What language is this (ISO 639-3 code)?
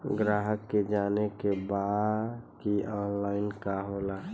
bho